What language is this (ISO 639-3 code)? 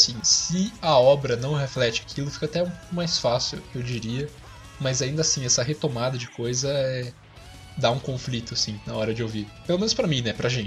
por